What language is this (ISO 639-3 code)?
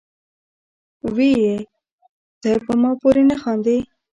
pus